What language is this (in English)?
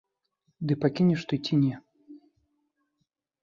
Belarusian